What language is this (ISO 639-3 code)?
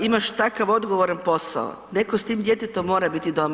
hrv